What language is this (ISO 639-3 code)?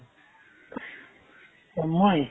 asm